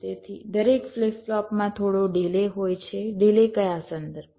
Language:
Gujarati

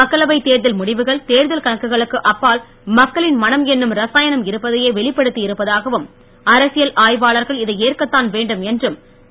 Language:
Tamil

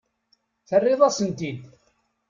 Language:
Kabyle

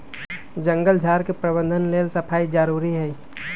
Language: Magahi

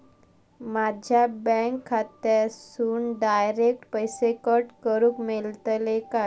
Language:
Marathi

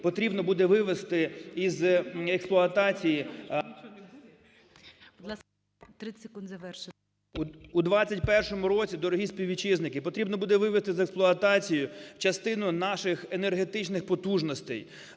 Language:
Ukrainian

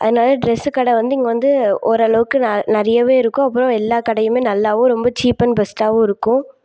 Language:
Tamil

